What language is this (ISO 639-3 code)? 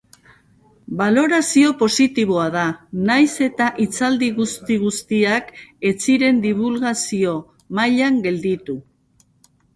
eus